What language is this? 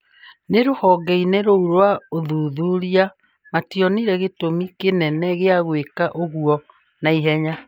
Kikuyu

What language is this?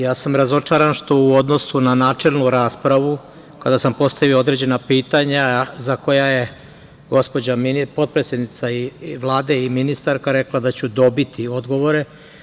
Serbian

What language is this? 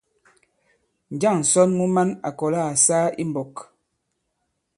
Bankon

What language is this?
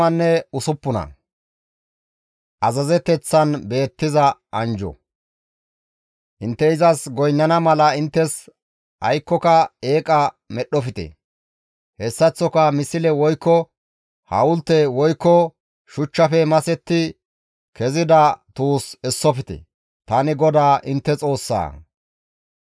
Gamo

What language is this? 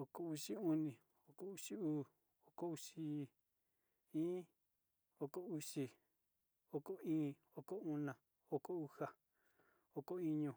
Sinicahua Mixtec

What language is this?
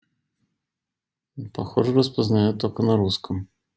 Russian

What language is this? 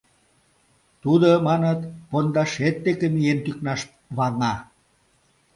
Mari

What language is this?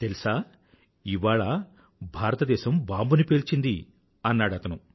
Telugu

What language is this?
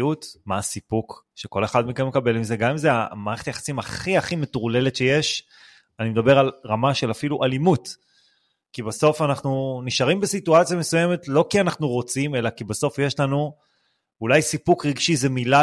Hebrew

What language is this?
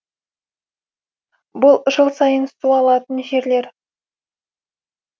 Kazakh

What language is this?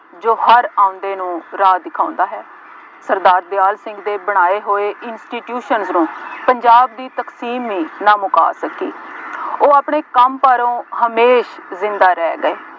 Punjabi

